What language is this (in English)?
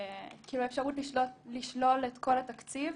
Hebrew